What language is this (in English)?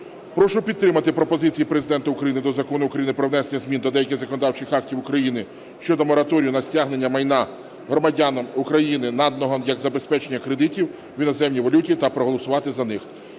Ukrainian